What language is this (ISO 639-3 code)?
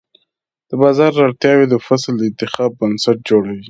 pus